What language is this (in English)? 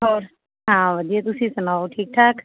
Punjabi